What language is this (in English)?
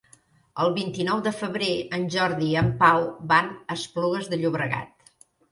Catalan